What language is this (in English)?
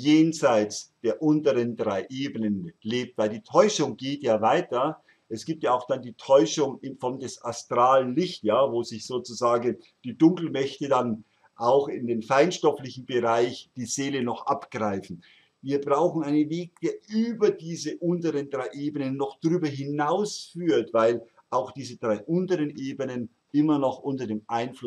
German